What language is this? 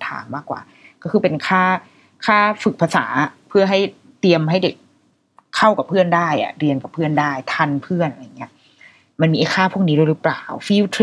Thai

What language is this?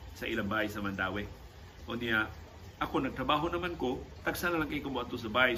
Filipino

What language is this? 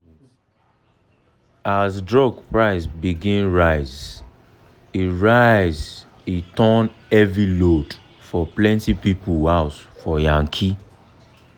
Nigerian Pidgin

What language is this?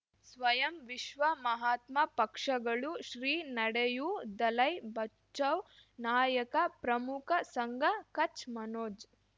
Kannada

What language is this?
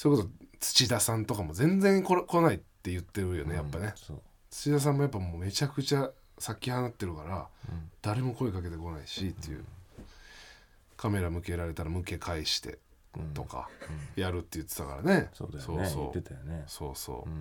Japanese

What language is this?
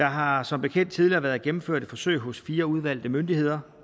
Danish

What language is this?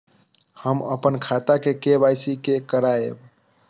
Maithili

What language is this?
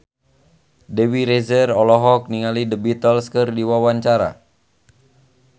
Sundanese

